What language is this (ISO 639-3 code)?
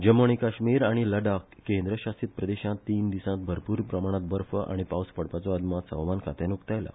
kok